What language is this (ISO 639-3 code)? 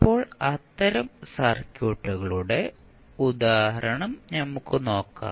mal